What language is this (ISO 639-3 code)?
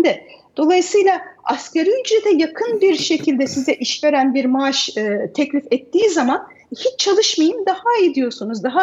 tur